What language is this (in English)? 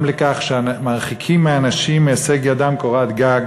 Hebrew